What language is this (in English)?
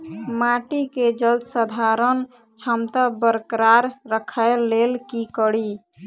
Maithili